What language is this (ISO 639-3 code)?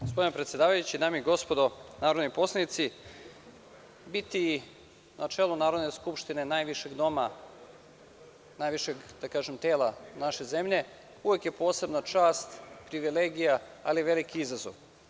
srp